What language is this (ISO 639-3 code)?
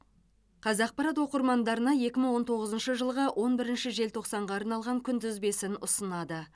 kaz